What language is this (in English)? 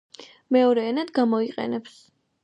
Georgian